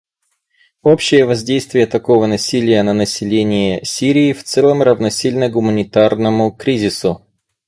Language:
Russian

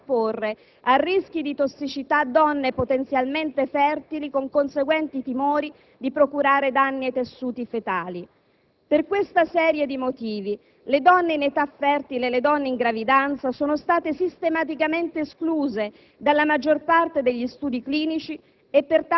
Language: Italian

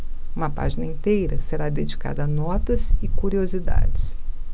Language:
Portuguese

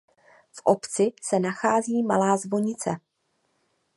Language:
Czech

